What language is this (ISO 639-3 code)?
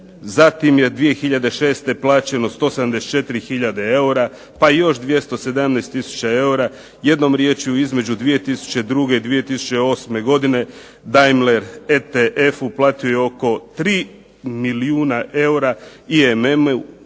hrv